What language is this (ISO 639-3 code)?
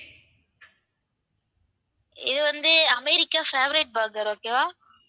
tam